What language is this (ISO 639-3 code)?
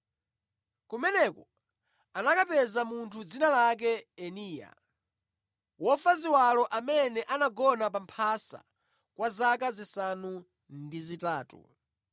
nya